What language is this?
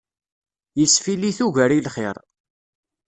Kabyle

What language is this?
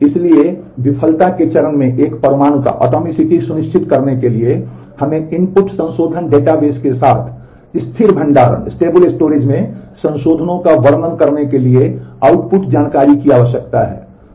Hindi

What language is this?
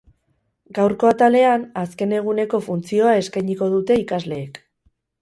Basque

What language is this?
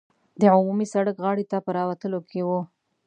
Pashto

